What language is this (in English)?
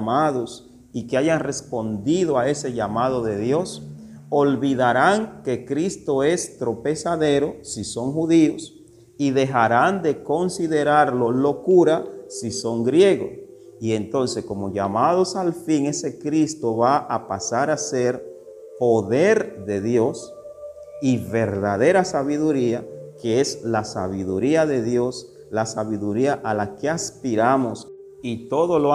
Spanish